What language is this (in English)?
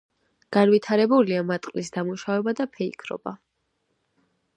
Georgian